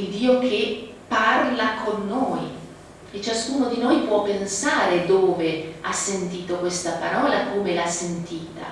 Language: Italian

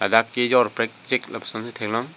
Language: Karbi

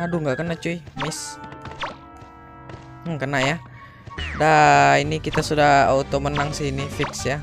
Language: Indonesian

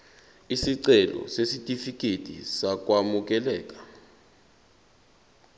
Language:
Zulu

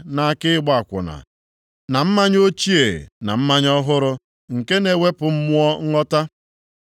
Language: Igbo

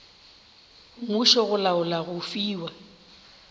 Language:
Northern Sotho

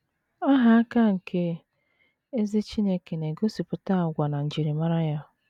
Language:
Igbo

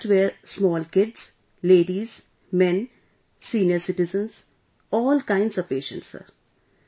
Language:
English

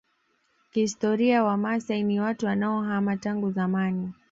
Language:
Swahili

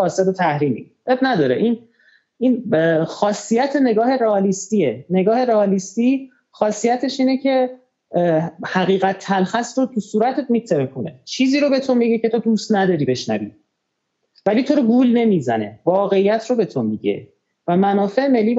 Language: Persian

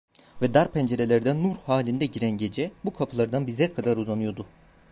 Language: Turkish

